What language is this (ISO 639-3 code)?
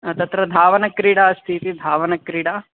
san